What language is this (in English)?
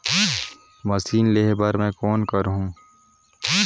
Chhattisgarhi